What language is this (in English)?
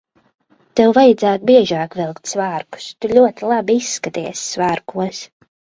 Latvian